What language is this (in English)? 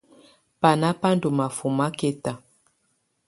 Tunen